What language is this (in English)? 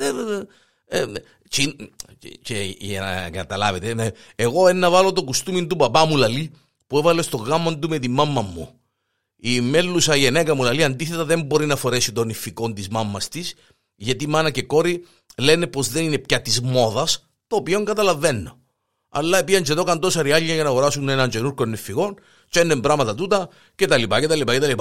Greek